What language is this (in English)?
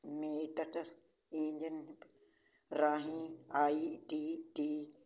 Punjabi